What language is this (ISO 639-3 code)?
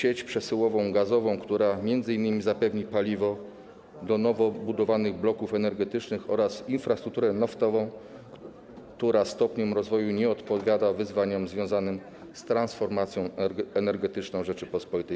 pol